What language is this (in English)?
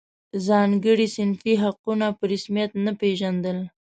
Pashto